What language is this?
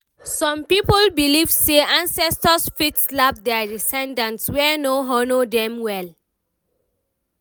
Nigerian Pidgin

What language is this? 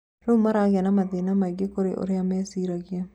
Kikuyu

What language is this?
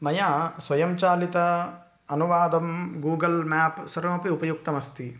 Sanskrit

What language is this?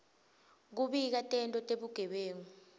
Swati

